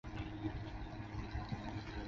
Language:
Chinese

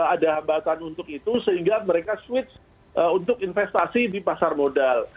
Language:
Indonesian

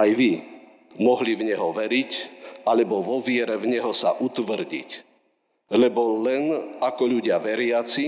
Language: Slovak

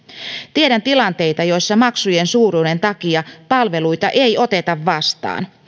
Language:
Finnish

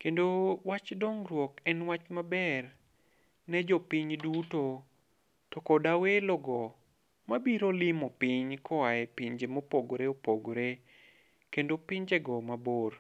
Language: Luo (Kenya and Tanzania)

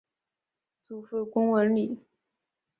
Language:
Chinese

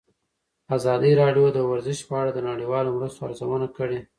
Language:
Pashto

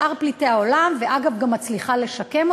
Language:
Hebrew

